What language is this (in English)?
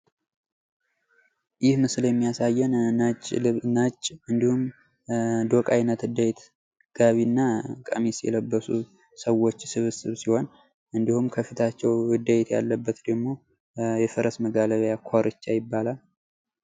Amharic